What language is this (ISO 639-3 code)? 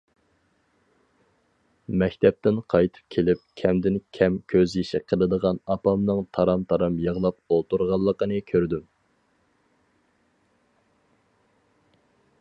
uig